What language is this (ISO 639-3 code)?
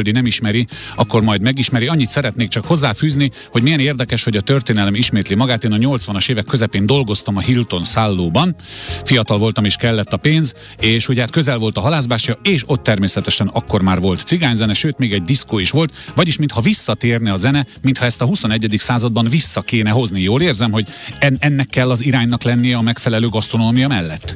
hun